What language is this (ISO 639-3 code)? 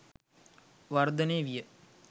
sin